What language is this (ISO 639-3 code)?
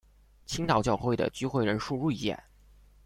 zho